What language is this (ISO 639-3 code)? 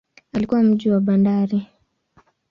swa